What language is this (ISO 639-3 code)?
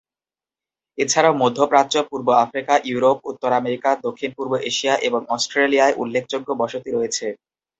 ben